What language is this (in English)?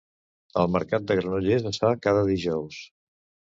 Catalan